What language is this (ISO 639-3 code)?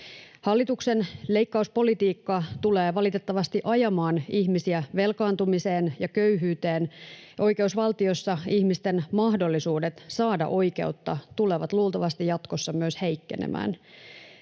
fin